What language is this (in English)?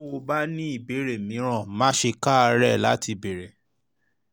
Yoruba